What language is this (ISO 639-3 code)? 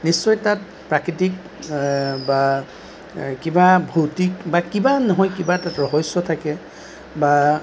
asm